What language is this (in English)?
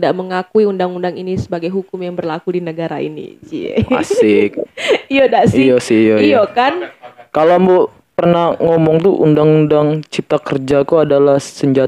Indonesian